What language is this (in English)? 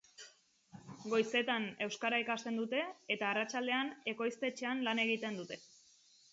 Basque